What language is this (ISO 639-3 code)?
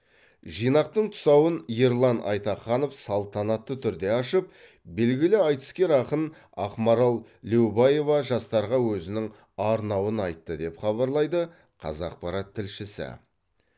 kaz